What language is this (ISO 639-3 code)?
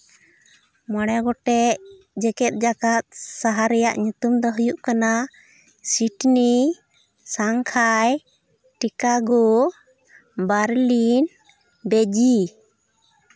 sat